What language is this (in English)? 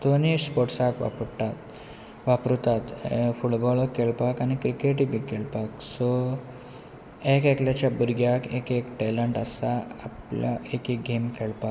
Konkani